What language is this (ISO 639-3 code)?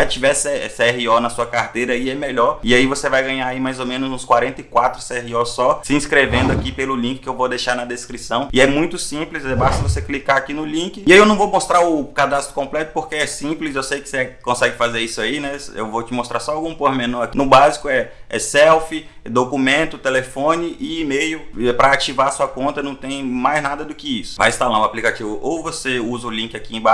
por